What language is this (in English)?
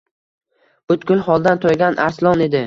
Uzbek